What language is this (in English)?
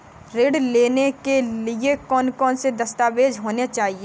Hindi